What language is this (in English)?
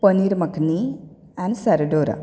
Konkani